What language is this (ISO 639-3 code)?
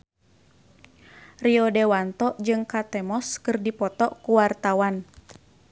sun